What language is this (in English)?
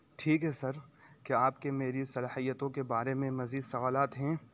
Urdu